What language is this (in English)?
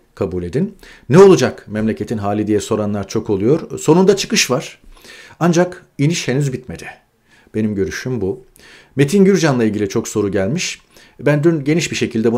Turkish